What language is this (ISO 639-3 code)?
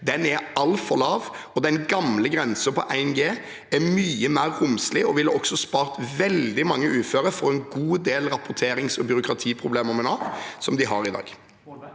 nor